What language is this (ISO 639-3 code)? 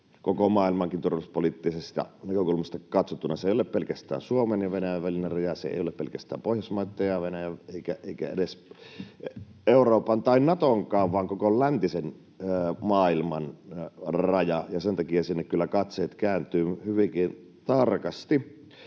fin